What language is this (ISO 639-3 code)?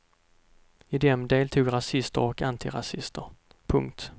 swe